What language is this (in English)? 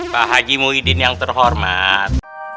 Indonesian